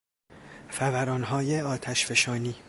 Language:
Persian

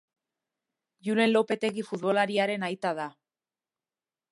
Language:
Basque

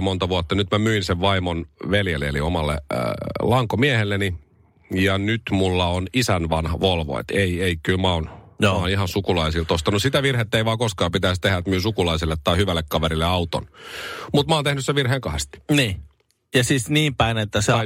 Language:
Finnish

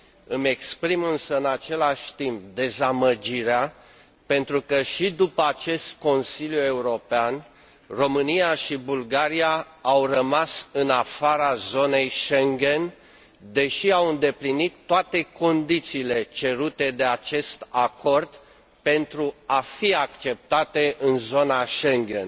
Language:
Romanian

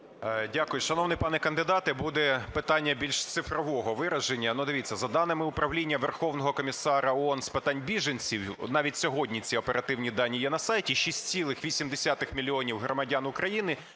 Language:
Ukrainian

